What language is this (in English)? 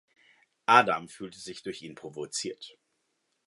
German